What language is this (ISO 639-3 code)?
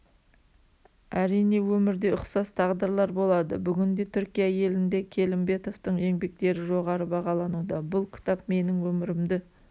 kaz